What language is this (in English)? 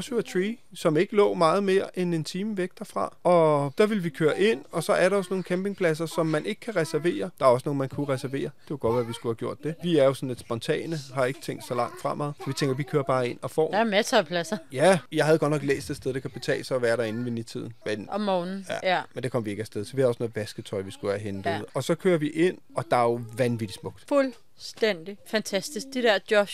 Danish